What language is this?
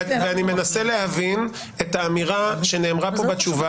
Hebrew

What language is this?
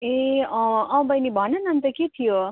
Nepali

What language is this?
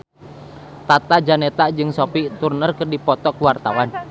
Sundanese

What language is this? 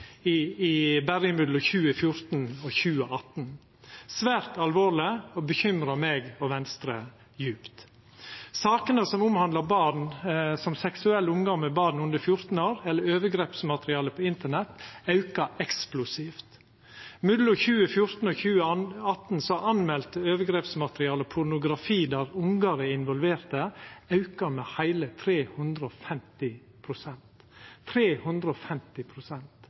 Norwegian Nynorsk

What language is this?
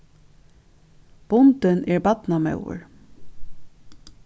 Faroese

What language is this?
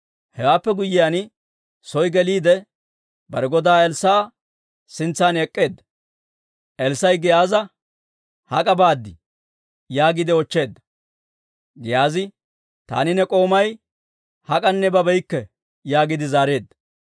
Dawro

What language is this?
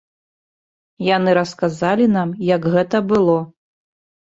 Belarusian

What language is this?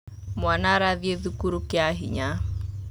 Kikuyu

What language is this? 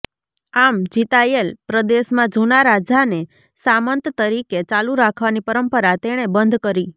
Gujarati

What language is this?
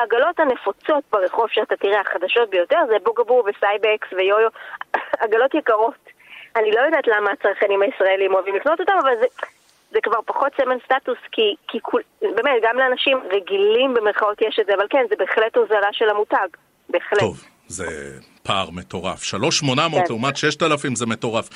Hebrew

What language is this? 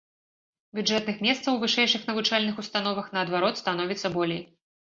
Belarusian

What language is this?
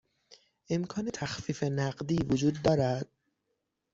Persian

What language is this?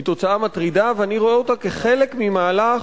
Hebrew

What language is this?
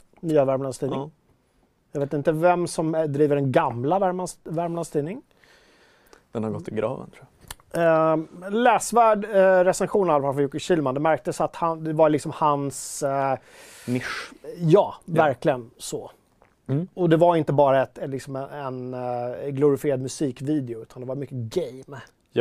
Swedish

